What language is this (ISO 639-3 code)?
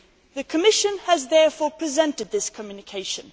eng